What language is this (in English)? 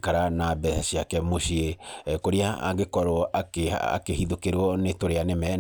Kikuyu